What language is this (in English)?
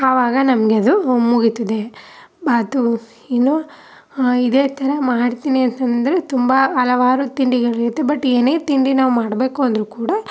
Kannada